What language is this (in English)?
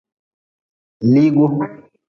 Nawdm